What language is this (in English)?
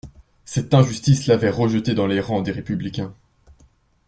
French